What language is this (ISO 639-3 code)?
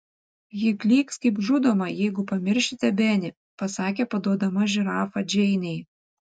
lit